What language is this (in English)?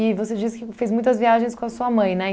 Portuguese